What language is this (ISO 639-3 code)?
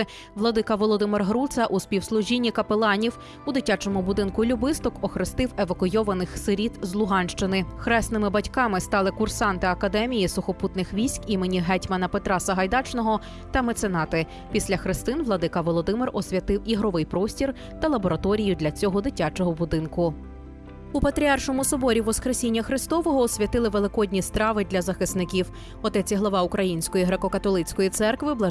ukr